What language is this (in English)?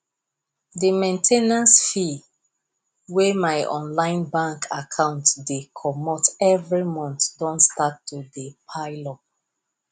Nigerian Pidgin